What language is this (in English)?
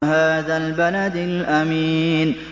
Arabic